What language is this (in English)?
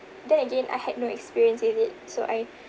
English